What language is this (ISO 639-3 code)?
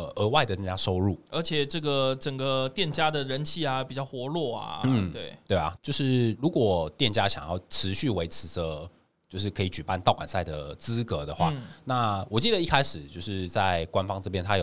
zho